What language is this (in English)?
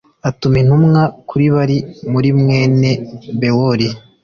Kinyarwanda